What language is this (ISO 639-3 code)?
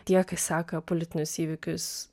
lit